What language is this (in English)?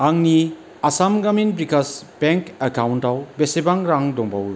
Bodo